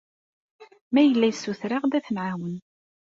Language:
Kabyle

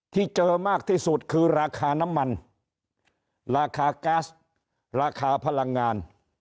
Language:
Thai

